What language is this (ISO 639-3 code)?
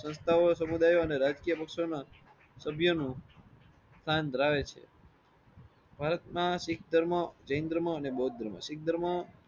guj